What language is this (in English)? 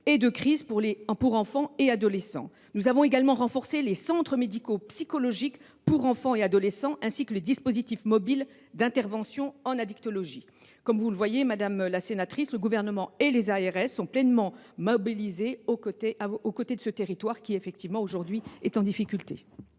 French